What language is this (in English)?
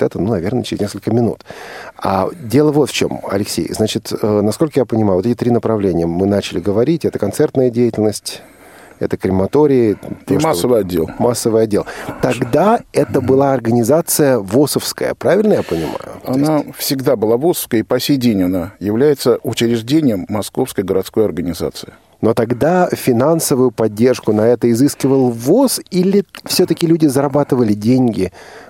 Russian